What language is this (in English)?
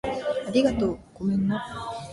Japanese